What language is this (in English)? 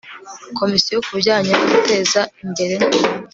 Kinyarwanda